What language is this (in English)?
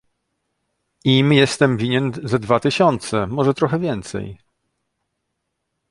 Polish